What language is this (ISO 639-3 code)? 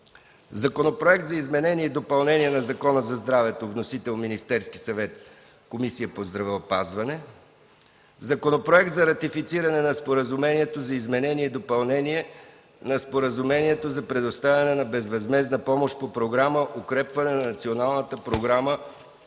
bul